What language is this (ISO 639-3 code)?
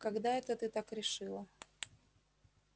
rus